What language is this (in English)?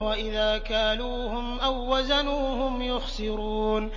Arabic